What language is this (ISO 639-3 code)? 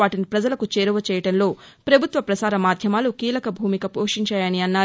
tel